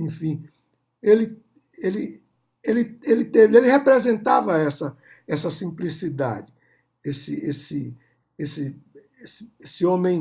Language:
Portuguese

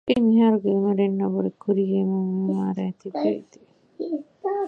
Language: Divehi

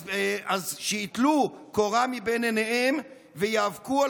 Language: Hebrew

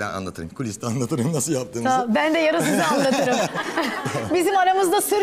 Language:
Turkish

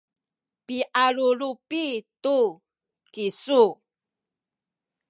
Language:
Sakizaya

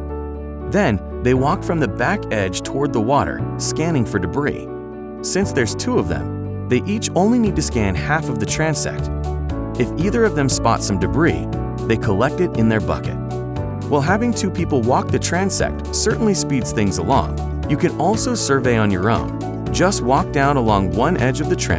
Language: English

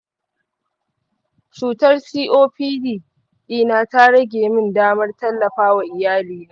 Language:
Hausa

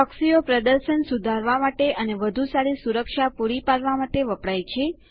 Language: Gujarati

